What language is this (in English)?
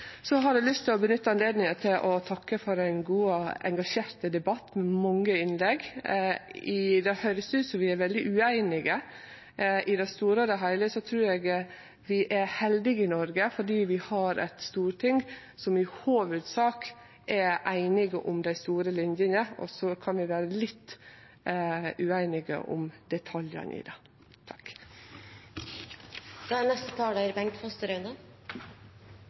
Norwegian